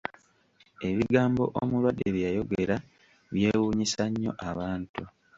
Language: Ganda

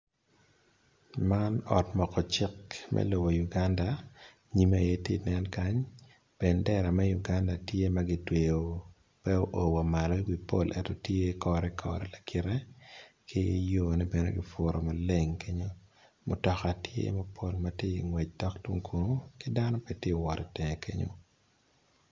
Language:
Acoli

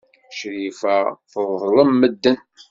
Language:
Kabyle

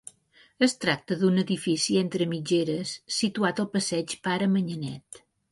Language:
Catalan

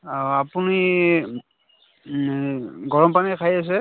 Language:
Assamese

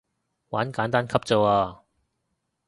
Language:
Cantonese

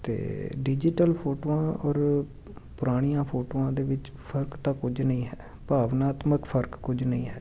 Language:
Punjabi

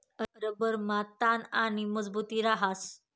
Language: Marathi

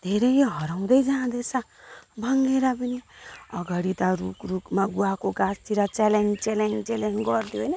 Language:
Nepali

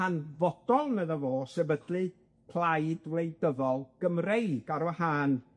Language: Welsh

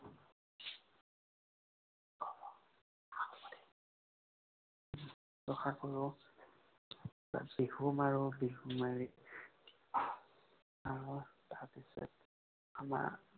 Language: Assamese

